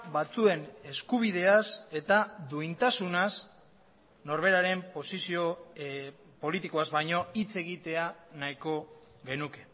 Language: Basque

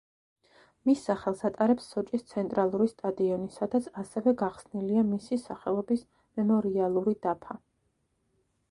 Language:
Georgian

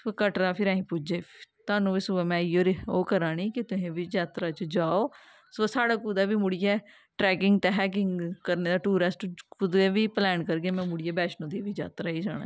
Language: Dogri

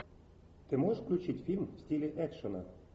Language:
Russian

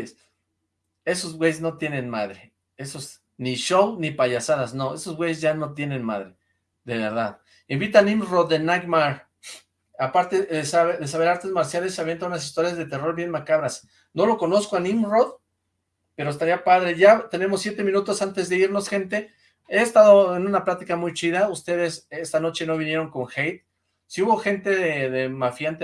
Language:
Spanish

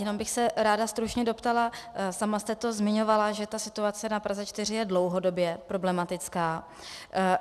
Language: Czech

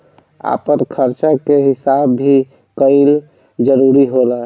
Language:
Bhojpuri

